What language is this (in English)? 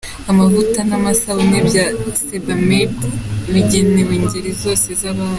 Kinyarwanda